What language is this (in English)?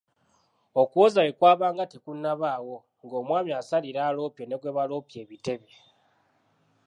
Ganda